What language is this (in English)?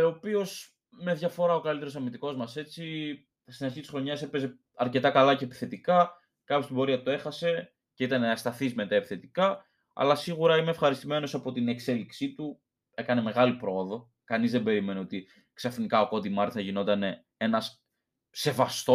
Greek